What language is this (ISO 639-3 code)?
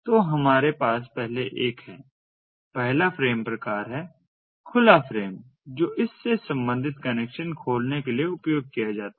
hin